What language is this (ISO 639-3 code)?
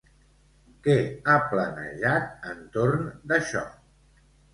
cat